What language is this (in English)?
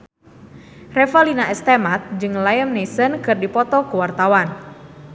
Sundanese